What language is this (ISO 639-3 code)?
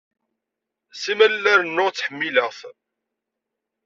kab